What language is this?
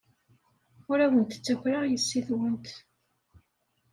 Kabyle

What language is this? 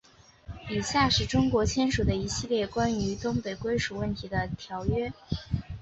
Chinese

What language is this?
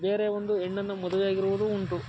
Kannada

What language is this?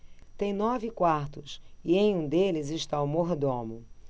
Portuguese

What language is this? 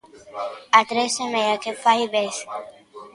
Galician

